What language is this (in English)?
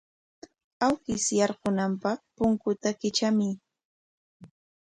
Corongo Ancash Quechua